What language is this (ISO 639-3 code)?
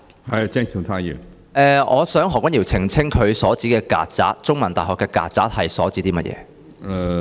yue